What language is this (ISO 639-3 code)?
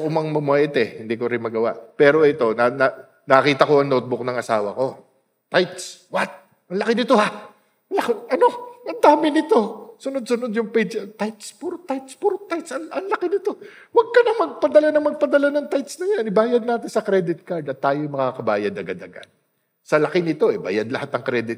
fil